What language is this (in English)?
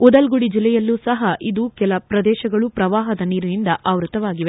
Kannada